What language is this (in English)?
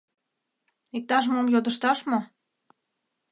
Mari